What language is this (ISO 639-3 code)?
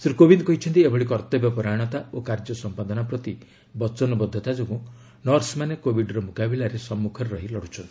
ori